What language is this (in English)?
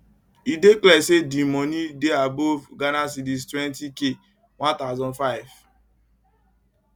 Nigerian Pidgin